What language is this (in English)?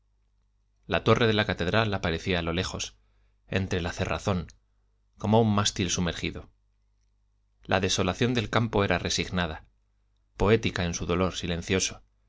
Spanish